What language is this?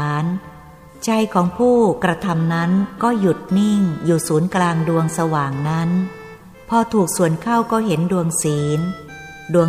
Thai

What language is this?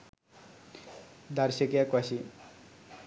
Sinhala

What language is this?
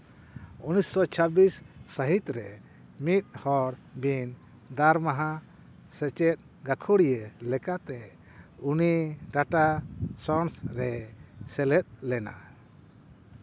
Santali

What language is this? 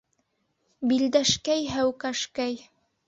Bashkir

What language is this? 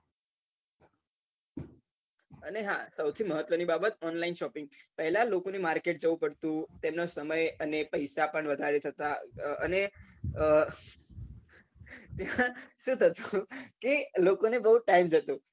Gujarati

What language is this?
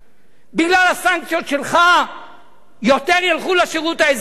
Hebrew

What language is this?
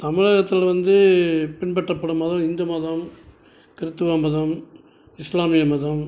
Tamil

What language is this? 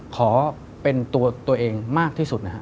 Thai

